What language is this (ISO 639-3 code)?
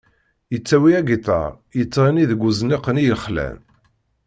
kab